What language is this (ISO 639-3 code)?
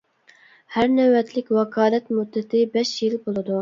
uig